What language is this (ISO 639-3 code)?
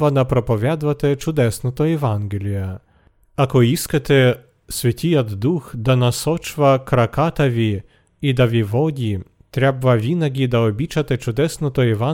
bul